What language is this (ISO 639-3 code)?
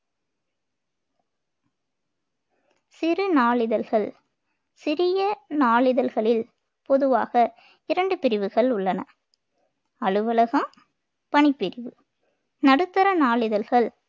tam